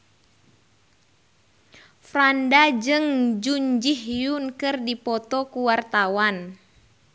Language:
Sundanese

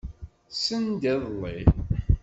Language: Kabyle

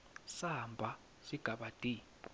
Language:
Swati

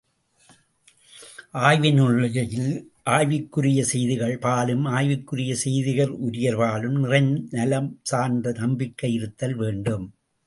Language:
Tamil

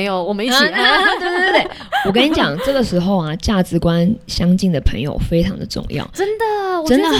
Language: Chinese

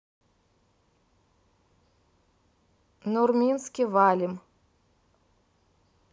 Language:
Russian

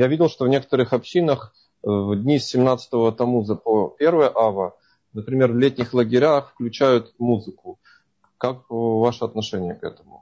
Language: Russian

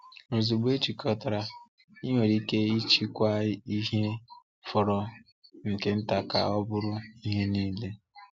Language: Igbo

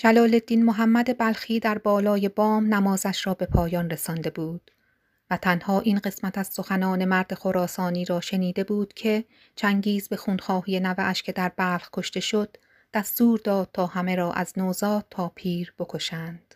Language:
Persian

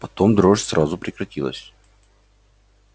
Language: Russian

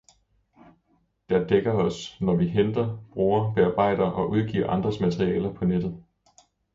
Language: Danish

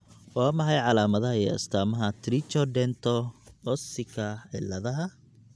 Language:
Somali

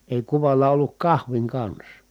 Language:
Finnish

